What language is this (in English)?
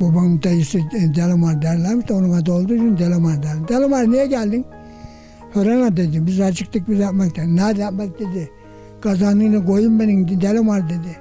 Turkish